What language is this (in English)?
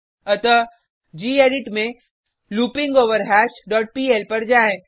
Hindi